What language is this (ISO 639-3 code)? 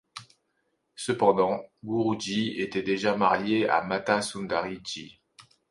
fra